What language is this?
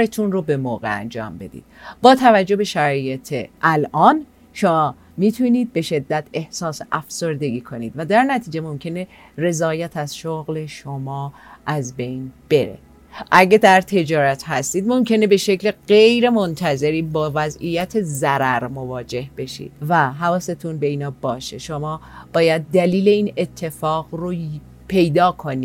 Persian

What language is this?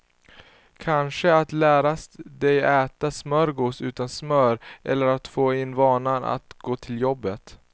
Swedish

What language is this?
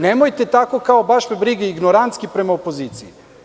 Serbian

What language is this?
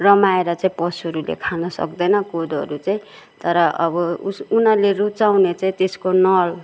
Nepali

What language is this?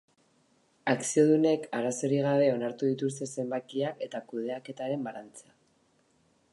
Basque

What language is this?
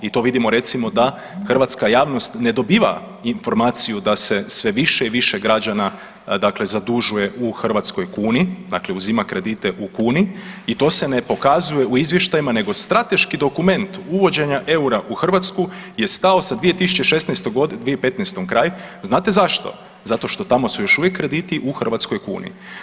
Croatian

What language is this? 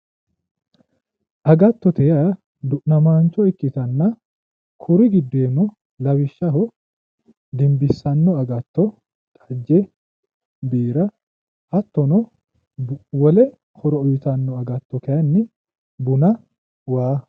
Sidamo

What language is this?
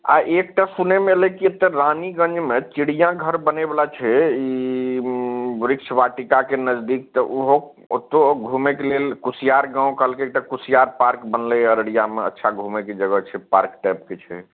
Maithili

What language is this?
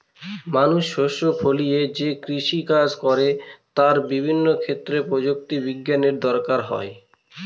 Bangla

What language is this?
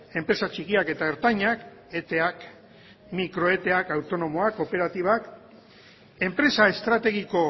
Basque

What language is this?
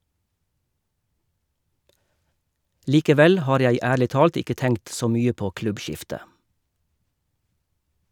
Norwegian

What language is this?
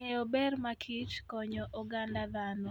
Luo (Kenya and Tanzania)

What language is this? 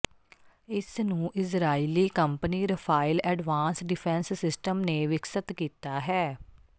Punjabi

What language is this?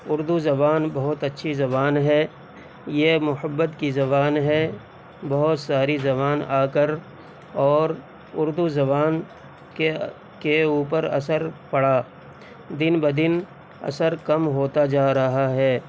Urdu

